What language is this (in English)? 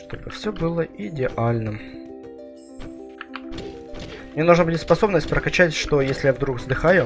Russian